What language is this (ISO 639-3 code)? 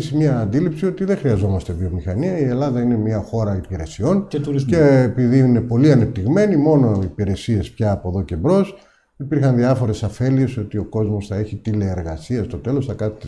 ell